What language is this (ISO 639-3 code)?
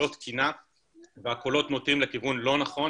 heb